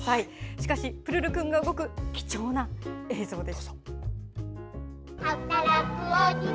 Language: Japanese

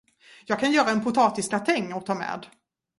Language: Swedish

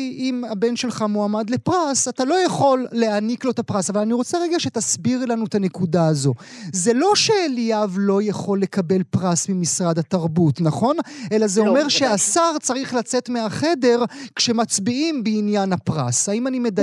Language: Hebrew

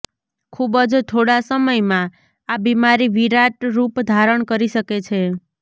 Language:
Gujarati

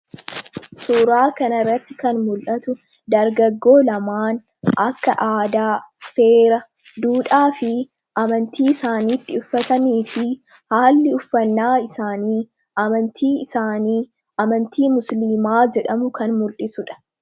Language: Oromo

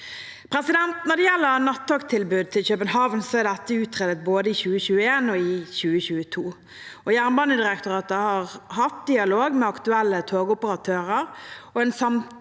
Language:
Norwegian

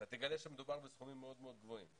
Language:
Hebrew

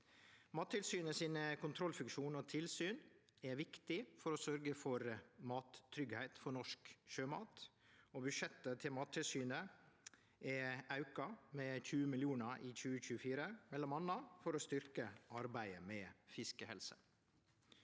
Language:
Norwegian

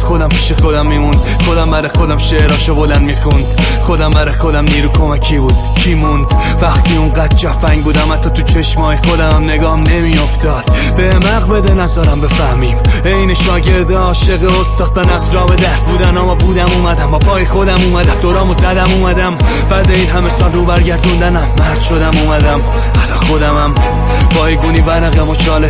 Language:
Persian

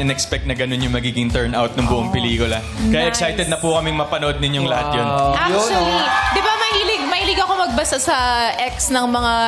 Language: Filipino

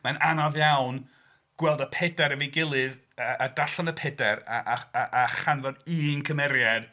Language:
Welsh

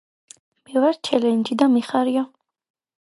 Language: Georgian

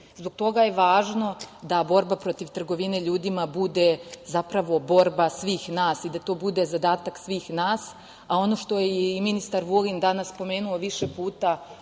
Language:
Serbian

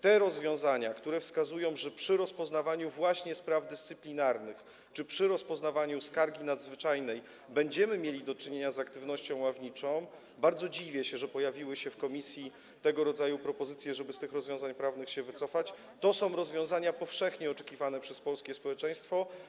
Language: Polish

